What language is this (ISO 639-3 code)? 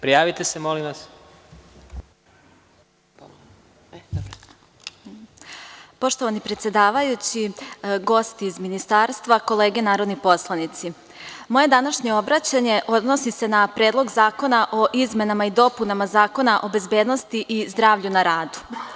srp